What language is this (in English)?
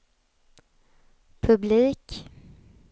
Swedish